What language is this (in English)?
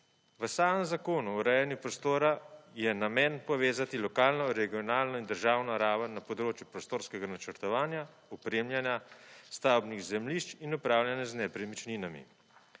Slovenian